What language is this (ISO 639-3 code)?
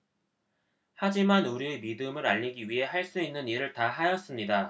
kor